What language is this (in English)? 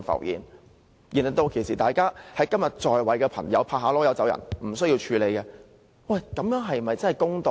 Cantonese